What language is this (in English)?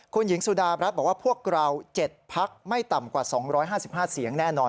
Thai